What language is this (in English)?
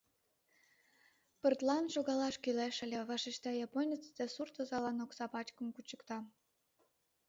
Mari